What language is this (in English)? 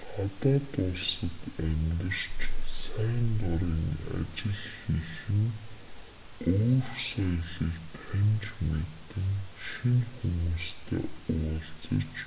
Mongolian